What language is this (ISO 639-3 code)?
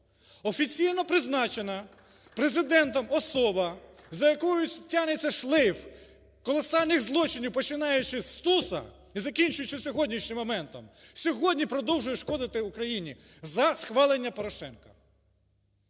ukr